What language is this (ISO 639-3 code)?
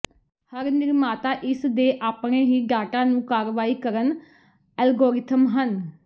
pan